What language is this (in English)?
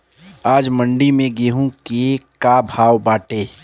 Bhojpuri